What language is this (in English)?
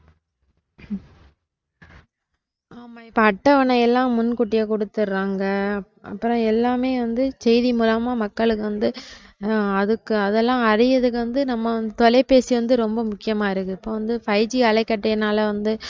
Tamil